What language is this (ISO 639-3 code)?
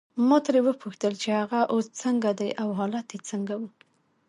pus